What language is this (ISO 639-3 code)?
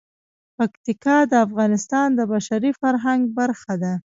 pus